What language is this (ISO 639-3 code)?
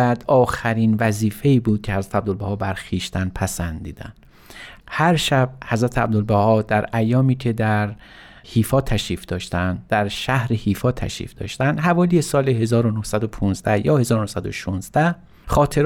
fas